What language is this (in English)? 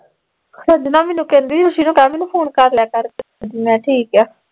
Punjabi